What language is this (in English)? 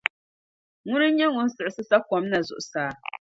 Dagbani